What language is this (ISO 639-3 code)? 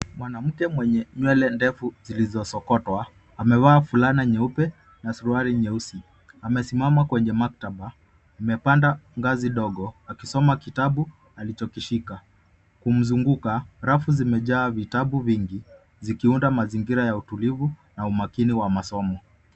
swa